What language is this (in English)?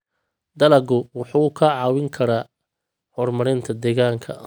Somali